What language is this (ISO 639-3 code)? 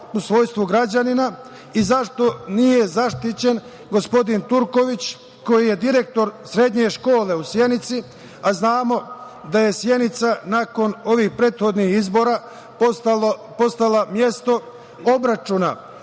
srp